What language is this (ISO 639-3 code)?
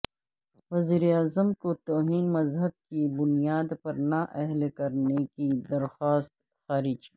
urd